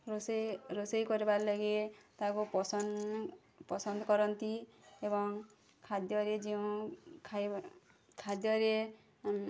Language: Odia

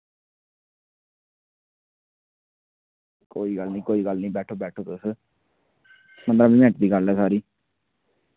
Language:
Dogri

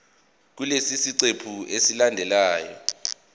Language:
Zulu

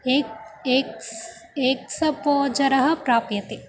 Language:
Sanskrit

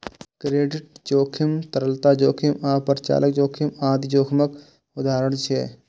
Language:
Maithili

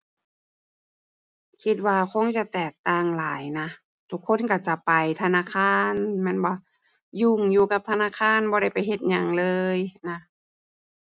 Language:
Thai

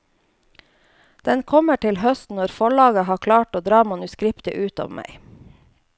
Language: Norwegian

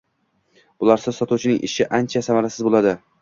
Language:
Uzbek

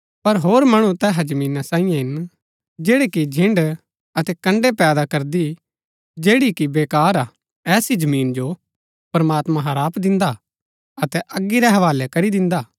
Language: Gaddi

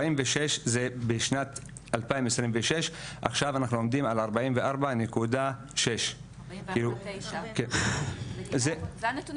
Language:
Hebrew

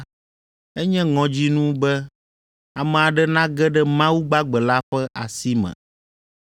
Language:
Ewe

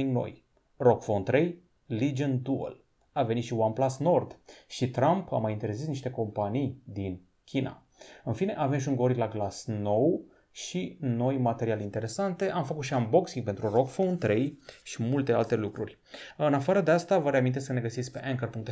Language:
Romanian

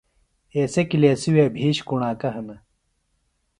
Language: Phalura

